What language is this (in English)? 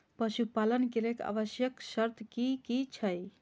Maithili